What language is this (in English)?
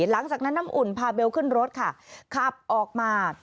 Thai